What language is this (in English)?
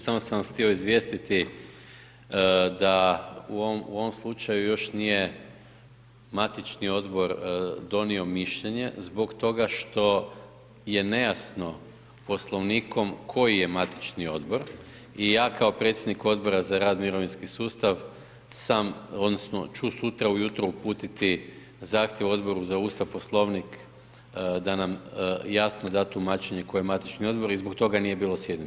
Croatian